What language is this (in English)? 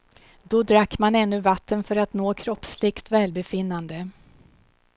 Swedish